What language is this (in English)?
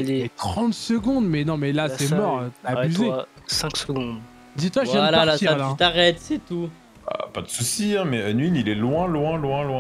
French